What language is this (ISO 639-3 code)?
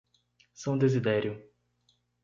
por